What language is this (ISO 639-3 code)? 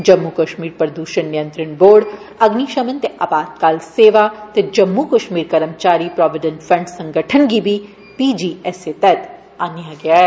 doi